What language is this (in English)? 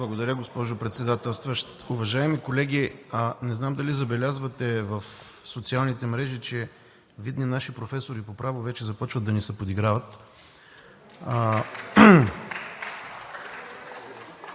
Bulgarian